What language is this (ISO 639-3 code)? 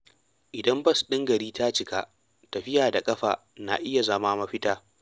hau